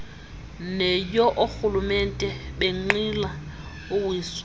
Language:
Xhosa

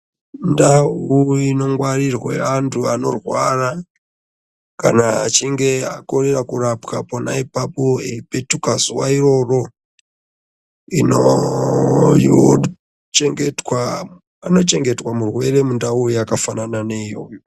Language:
Ndau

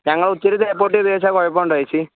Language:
Malayalam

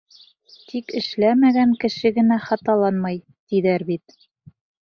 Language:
Bashkir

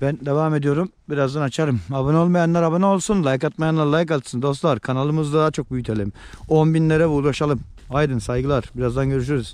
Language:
Turkish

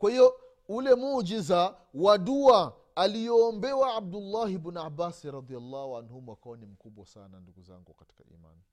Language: Swahili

